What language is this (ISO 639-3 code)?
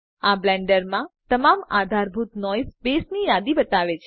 guj